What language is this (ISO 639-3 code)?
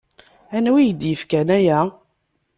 kab